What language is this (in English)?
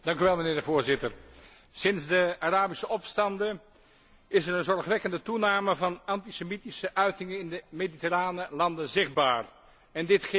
Dutch